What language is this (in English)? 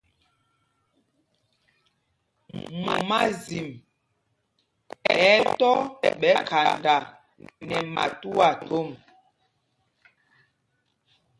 Mpumpong